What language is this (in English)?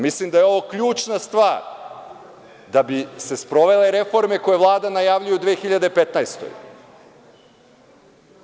Serbian